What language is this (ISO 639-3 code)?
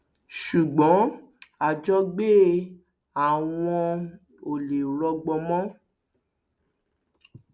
yor